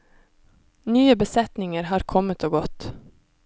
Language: Norwegian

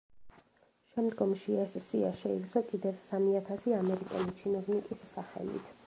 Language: Georgian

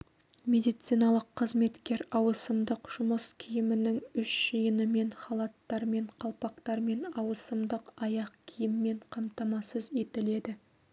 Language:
Kazakh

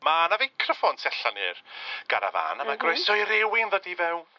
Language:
Welsh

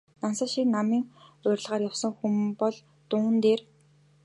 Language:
Mongolian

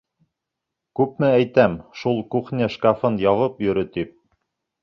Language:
Bashkir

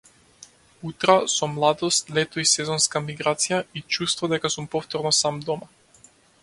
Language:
Macedonian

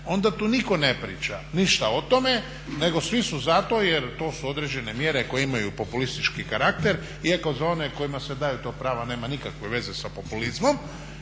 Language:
Croatian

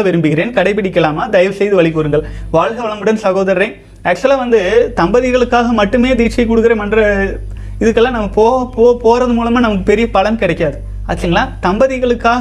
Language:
Tamil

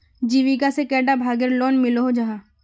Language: Magahi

